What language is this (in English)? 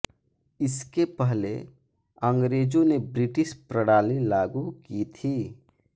Hindi